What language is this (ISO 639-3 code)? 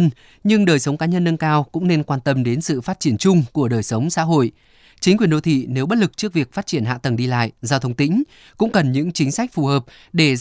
vie